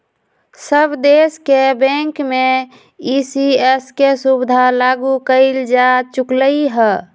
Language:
Magahi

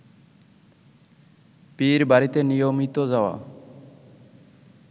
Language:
Bangla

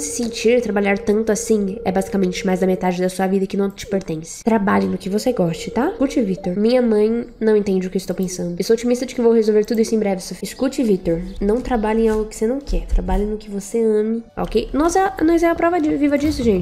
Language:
Portuguese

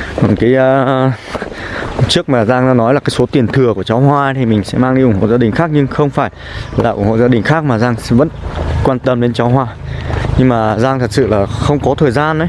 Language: Vietnamese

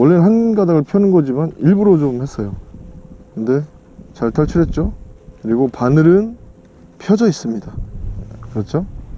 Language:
Korean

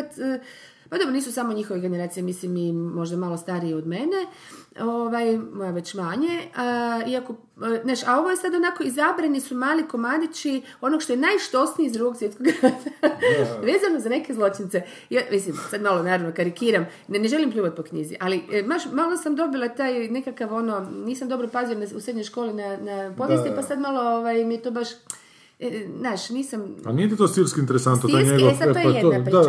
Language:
Croatian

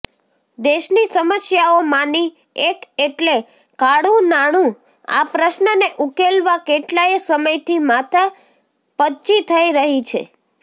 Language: Gujarati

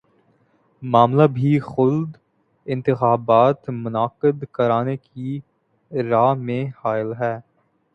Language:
Urdu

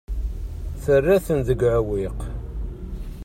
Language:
Kabyle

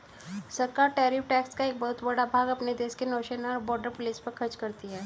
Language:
Hindi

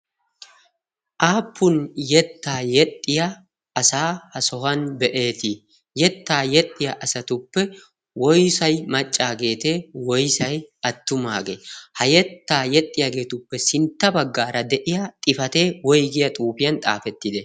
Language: Wolaytta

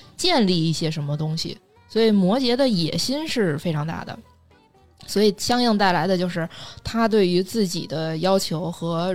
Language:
Chinese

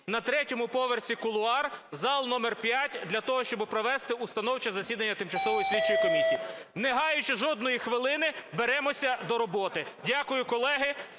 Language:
Ukrainian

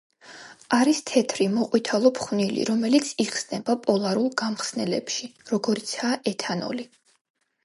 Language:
Georgian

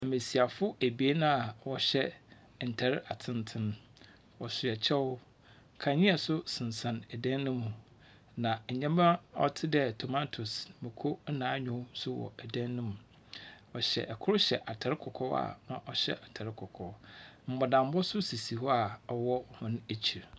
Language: Akan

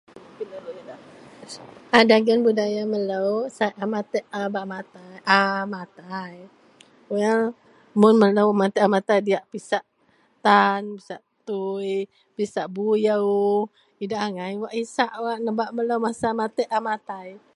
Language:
Central Melanau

